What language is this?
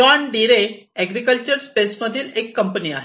Marathi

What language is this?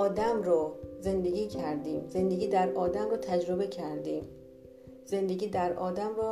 Persian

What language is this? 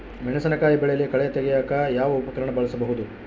Kannada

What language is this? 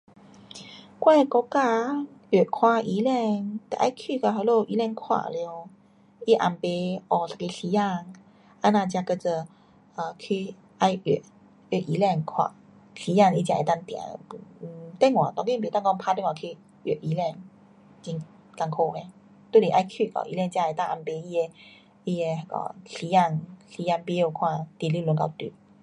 Pu-Xian Chinese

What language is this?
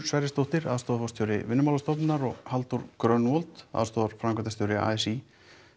Icelandic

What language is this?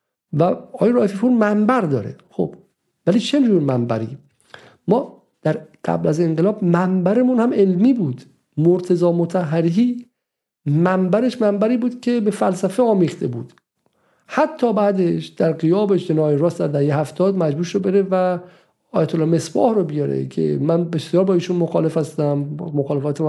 Persian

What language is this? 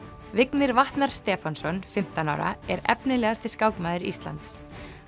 Icelandic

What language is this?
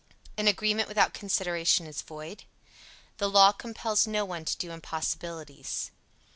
English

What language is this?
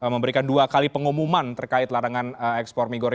Indonesian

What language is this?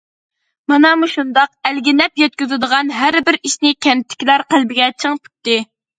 Uyghur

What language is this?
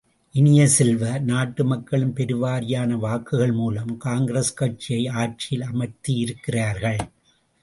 Tamil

